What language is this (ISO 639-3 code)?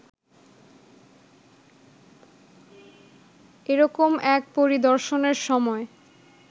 ben